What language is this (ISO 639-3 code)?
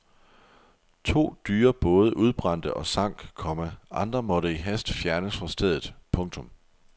dan